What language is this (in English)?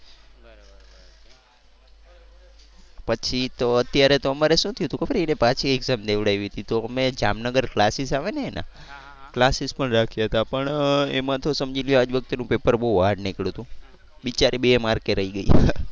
Gujarati